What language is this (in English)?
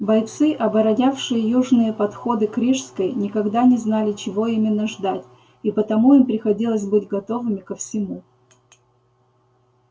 Russian